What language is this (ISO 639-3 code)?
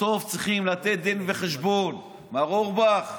heb